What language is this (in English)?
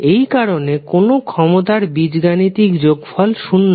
Bangla